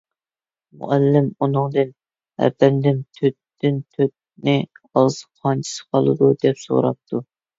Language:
Uyghur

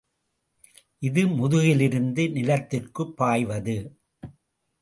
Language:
Tamil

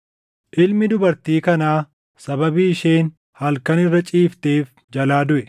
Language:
Oromo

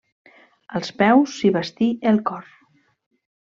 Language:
Catalan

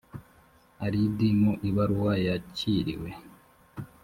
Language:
Kinyarwanda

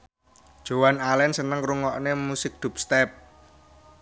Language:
Javanese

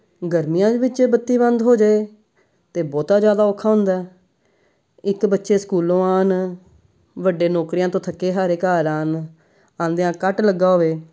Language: Punjabi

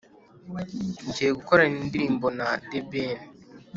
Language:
Kinyarwanda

